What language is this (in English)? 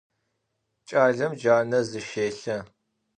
Adyghe